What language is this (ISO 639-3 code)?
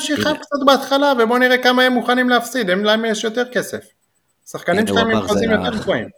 heb